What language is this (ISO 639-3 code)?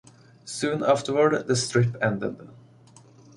eng